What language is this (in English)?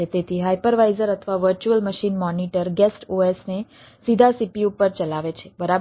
Gujarati